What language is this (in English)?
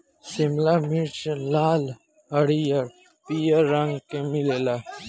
Bhojpuri